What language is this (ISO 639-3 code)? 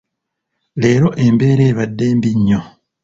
lug